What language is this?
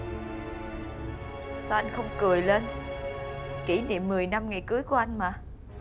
Vietnamese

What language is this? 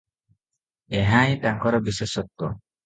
Odia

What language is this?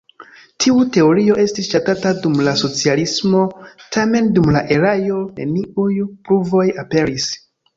Esperanto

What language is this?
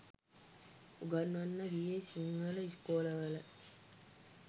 Sinhala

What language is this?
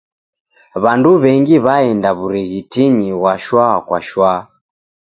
Taita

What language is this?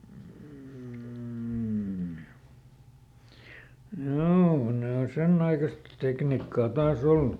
Finnish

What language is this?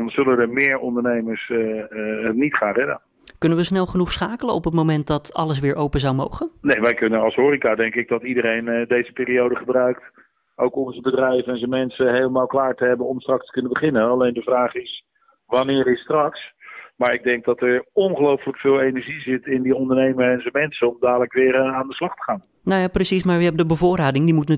Dutch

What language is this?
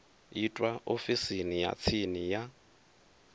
Venda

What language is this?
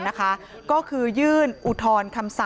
Thai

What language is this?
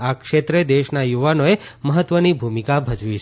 Gujarati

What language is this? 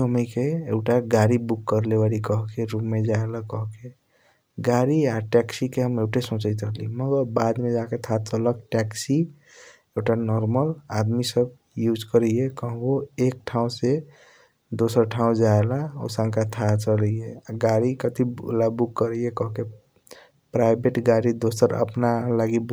Kochila Tharu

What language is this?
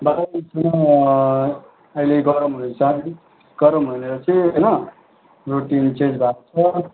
Nepali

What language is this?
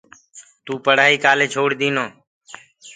Gurgula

